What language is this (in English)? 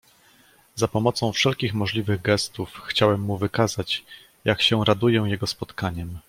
Polish